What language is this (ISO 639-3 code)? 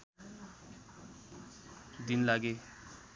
nep